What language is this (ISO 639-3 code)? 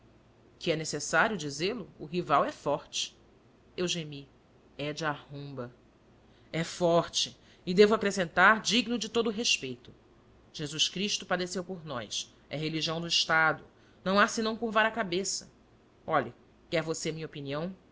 por